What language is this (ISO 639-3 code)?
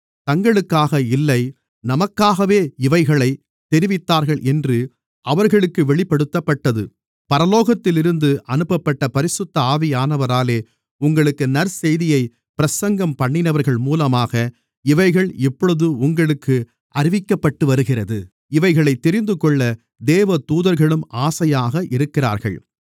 tam